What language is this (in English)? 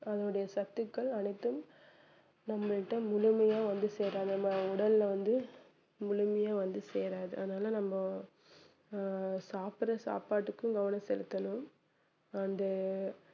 Tamil